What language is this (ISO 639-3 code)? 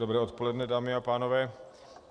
ces